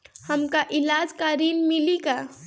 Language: Bhojpuri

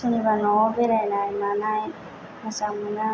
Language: Bodo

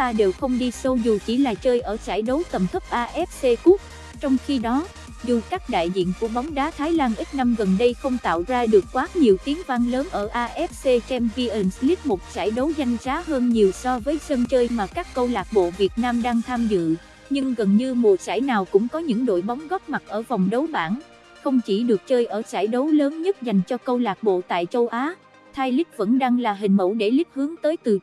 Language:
Vietnamese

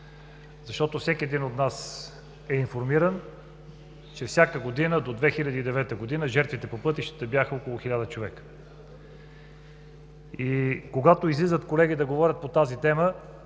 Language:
Bulgarian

